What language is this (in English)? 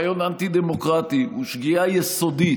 Hebrew